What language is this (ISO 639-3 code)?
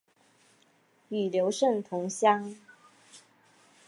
zho